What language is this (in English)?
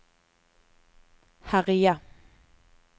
Norwegian